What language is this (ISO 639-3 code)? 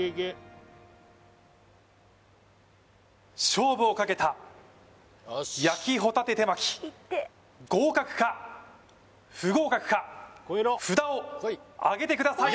jpn